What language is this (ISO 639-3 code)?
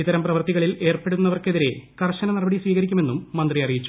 mal